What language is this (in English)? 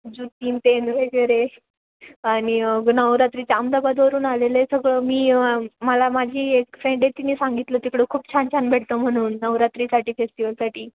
Marathi